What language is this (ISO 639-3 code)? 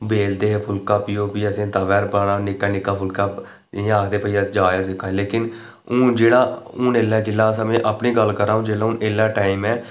doi